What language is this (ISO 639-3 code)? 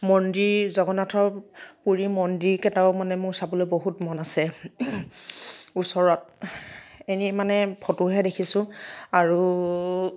asm